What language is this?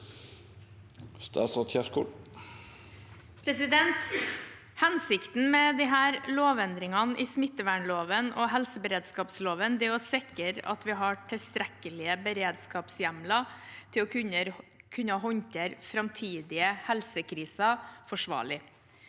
Norwegian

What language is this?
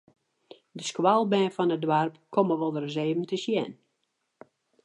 Western Frisian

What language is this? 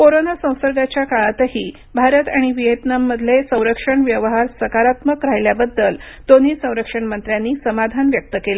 Marathi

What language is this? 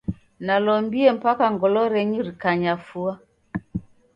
Taita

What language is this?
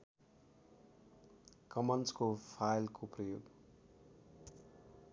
Nepali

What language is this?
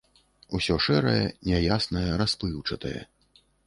Belarusian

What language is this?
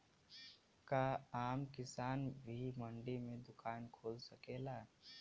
Bhojpuri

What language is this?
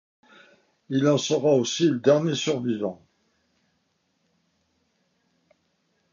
French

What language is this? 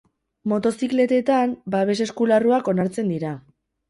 Basque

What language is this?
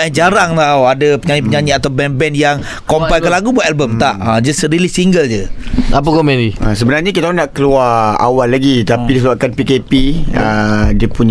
Malay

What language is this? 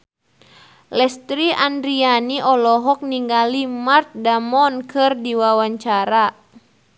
Sundanese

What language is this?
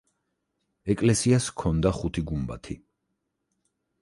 Georgian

